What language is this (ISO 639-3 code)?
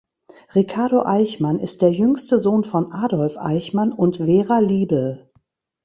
deu